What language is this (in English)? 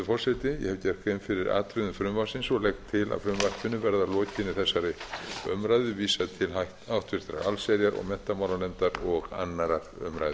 Icelandic